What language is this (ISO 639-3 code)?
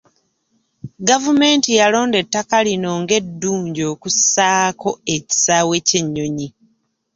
lug